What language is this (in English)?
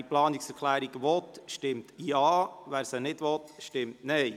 Swiss German